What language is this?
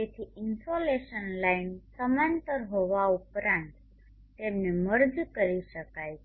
Gujarati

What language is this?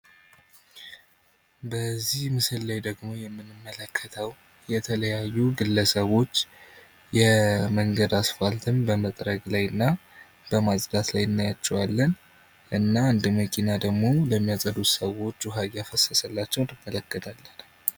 Amharic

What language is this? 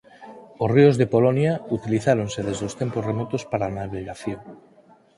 Galician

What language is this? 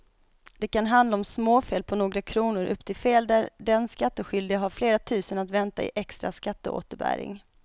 Swedish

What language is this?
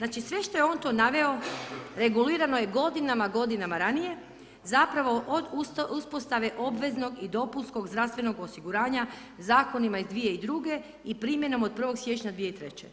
Croatian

